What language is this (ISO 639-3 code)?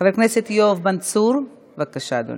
heb